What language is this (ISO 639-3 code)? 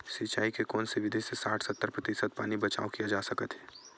hne